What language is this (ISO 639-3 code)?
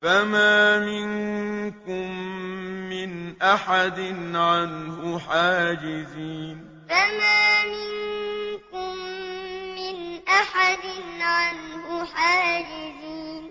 ara